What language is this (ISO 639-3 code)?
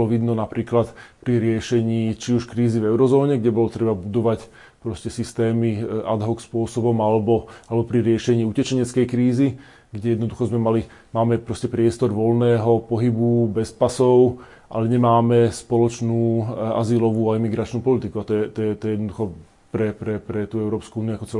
slk